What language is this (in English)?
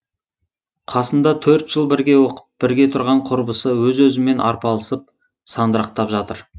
Kazakh